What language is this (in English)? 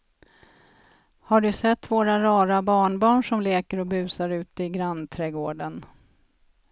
Swedish